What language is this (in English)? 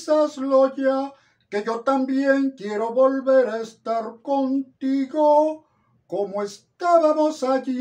Spanish